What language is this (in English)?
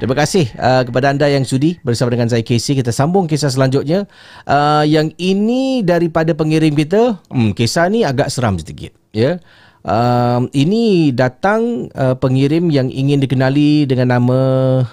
Malay